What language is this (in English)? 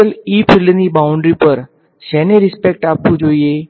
Gujarati